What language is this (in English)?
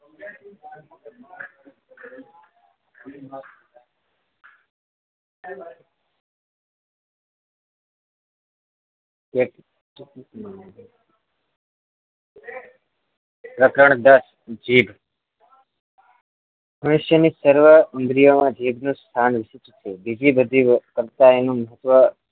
Gujarati